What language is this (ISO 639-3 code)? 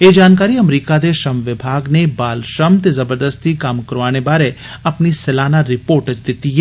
doi